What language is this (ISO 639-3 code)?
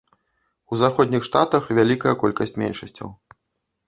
bel